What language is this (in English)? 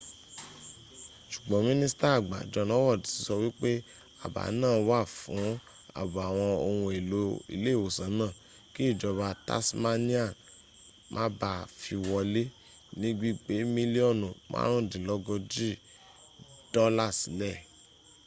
Yoruba